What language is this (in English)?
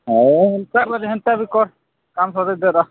Odia